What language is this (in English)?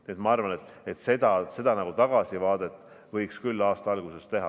Estonian